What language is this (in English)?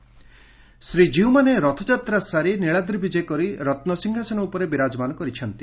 Odia